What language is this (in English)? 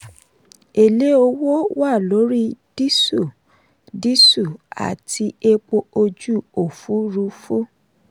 Yoruba